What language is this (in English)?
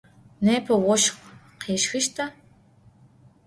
Adyghe